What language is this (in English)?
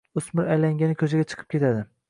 Uzbek